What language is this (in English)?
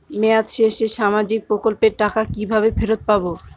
Bangla